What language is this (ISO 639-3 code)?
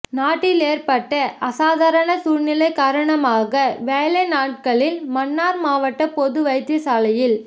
tam